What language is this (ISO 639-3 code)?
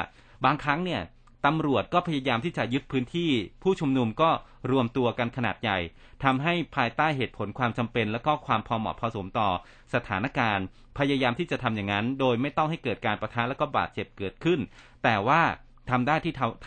tha